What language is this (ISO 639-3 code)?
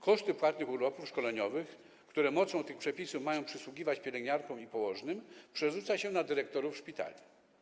pol